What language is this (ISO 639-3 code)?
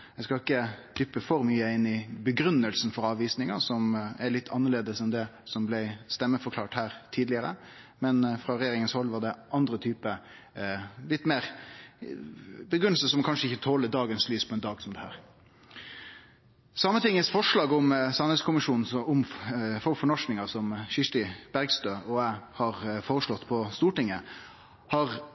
nno